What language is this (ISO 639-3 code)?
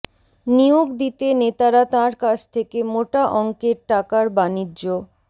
ben